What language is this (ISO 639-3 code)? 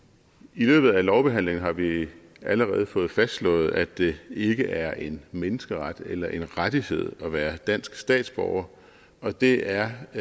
dan